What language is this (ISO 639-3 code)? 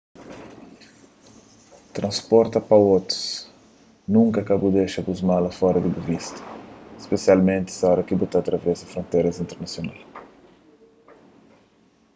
kea